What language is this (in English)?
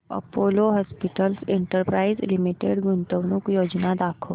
Marathi